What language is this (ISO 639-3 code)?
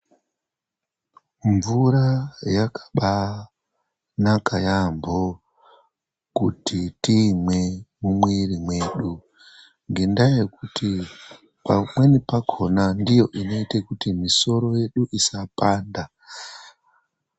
ndc